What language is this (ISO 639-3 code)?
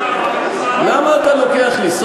heb